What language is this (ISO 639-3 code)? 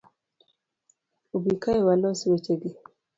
luo